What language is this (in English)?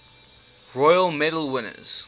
English